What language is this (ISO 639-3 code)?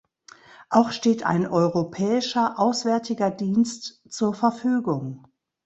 deu